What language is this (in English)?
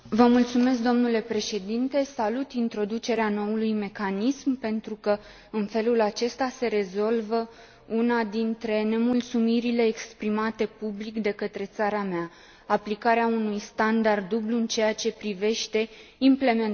Romanian